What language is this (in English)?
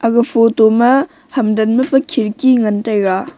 Wancho Naga